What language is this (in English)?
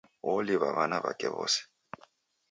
Taita